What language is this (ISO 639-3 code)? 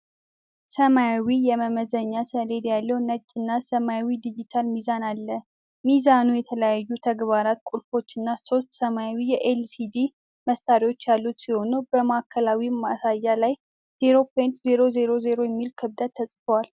amh